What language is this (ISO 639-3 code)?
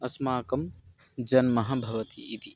san